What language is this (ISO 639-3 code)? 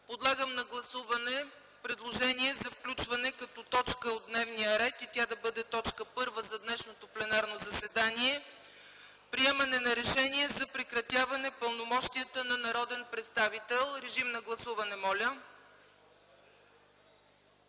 bul